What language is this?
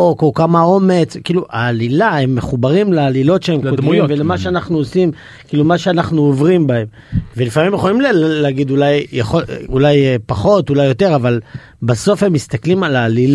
Hebrew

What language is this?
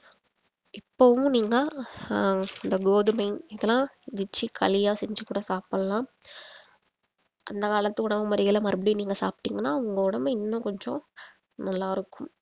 Tamil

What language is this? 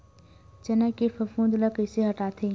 Chhattisgarhi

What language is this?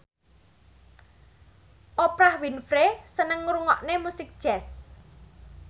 Javanese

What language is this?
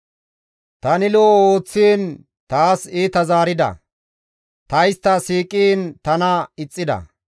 Gamo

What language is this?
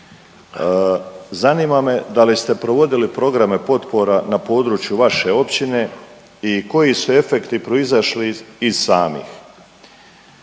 Croatian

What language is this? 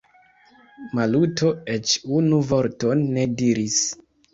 Esperanto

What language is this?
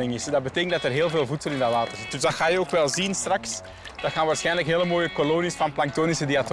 Dutch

